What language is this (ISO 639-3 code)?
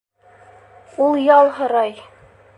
bak